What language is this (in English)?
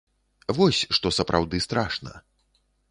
Belarusian